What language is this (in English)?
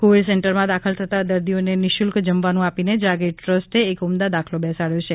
Gujarati